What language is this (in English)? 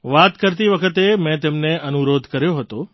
Gujarati